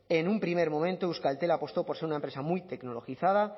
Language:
Spanish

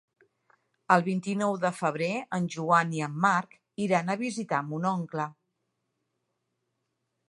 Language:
Catalan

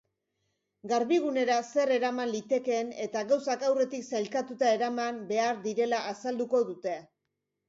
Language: Basque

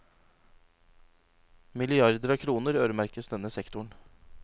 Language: Norwegian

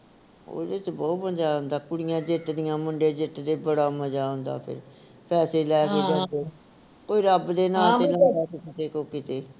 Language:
Punjabi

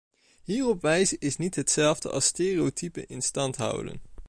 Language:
Dutch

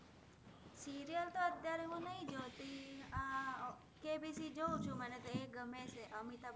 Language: Gujarati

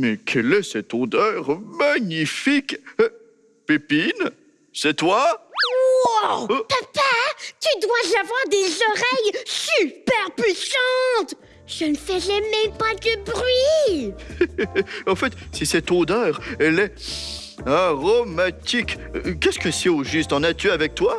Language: French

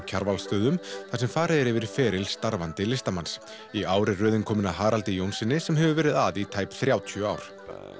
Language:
Icelandic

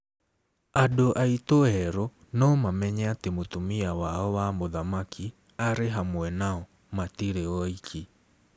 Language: Kikuyu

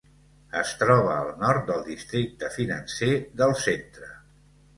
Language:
Catalan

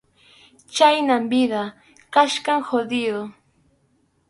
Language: Arequipa-La Unión Quechua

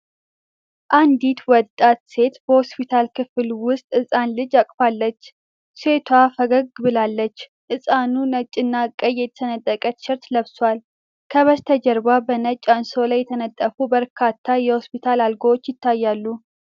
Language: Amharic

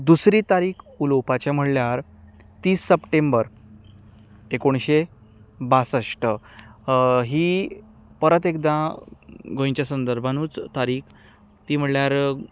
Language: Konkani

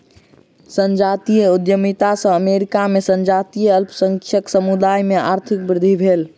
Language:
Maithili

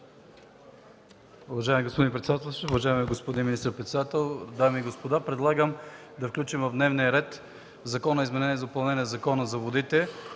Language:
Bulgarian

